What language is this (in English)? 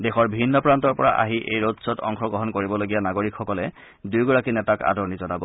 Assamese